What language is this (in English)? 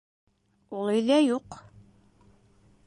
Bashkir